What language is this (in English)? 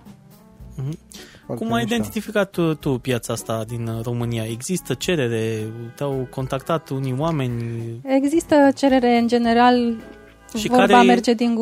Romanian